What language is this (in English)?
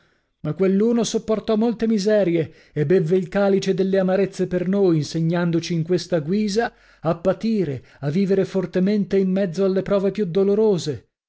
Italian